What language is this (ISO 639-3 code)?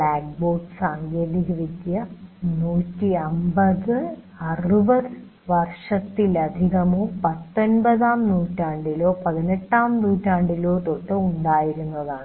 mal